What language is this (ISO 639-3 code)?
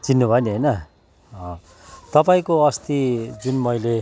nep